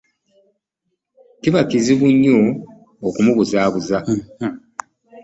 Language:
Ganda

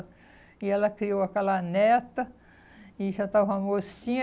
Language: Portuguese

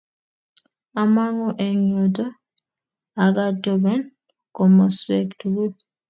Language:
Kalenjin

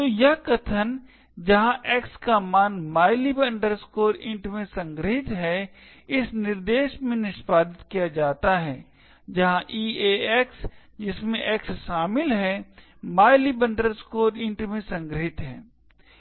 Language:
Hindi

